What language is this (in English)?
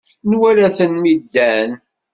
Kabyle